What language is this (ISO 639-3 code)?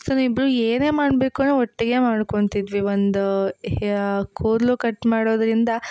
kan